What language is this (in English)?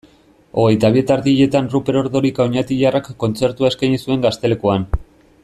Basque